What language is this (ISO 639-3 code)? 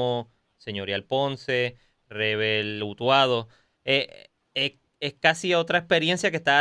spa